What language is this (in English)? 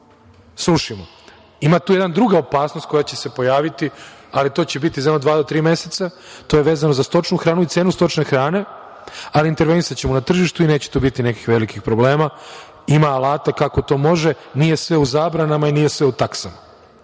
Serbian